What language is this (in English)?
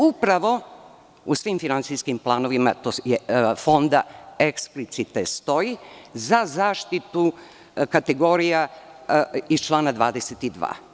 Serbian